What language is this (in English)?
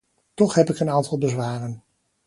Dutch